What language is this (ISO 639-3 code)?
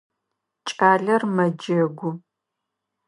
ady